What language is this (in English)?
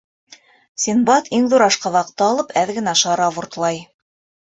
Bashkir